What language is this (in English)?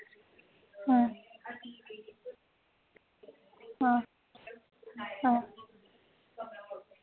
Dogri